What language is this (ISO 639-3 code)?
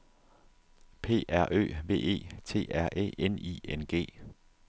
dan